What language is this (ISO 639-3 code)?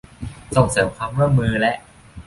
tha